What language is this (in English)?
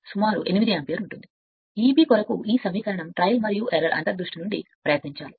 Telugu